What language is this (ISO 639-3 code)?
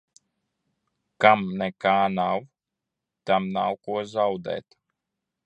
lav